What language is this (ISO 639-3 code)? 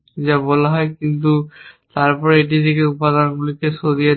ben